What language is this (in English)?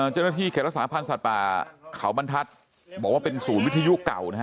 Thai